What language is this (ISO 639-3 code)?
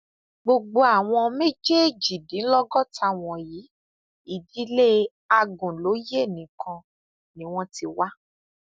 yor